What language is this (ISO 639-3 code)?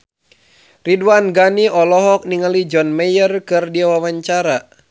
sun